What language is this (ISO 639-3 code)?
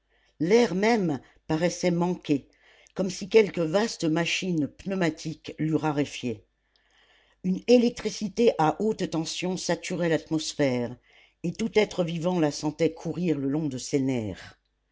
fra